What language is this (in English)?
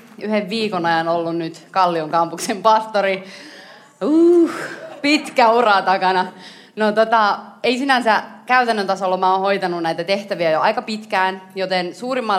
Finnish